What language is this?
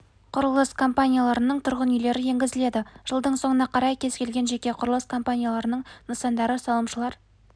Kazakh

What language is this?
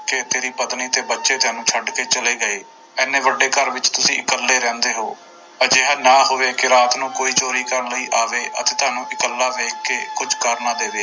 Punjabi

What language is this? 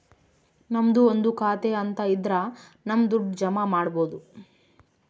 Kannada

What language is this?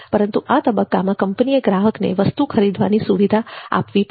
Gujarati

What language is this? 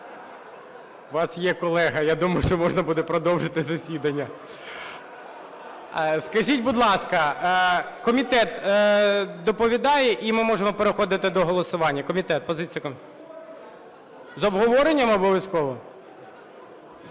Ukrainian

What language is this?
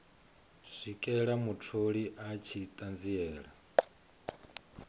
Venda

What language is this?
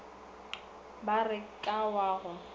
Northern Sotho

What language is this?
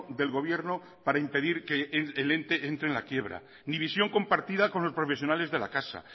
Spanish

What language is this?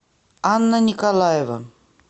Russian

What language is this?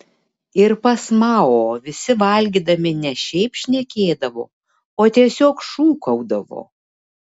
Lithuanian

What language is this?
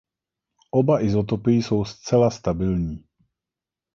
Czech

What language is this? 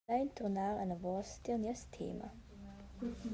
Romansh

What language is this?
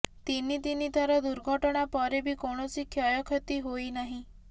Odia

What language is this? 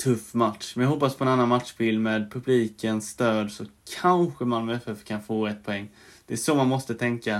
Swedish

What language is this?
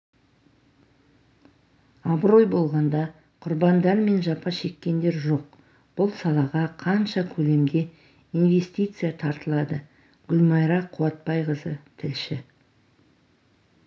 Kazakh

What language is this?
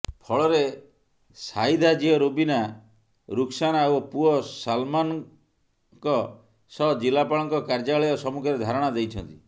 Odia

